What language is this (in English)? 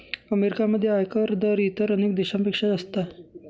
Marathi